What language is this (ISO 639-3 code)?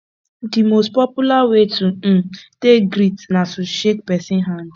pcm